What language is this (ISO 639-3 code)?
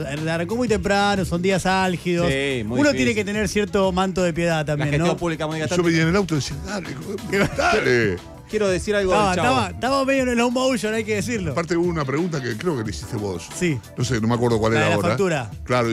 spa